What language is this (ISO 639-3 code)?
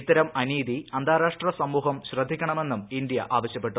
mal